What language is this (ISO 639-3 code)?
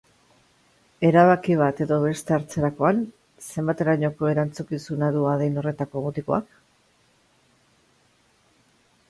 eus